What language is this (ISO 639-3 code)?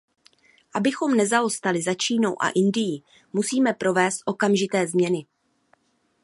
ces